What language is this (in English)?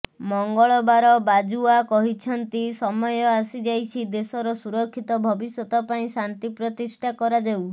Odia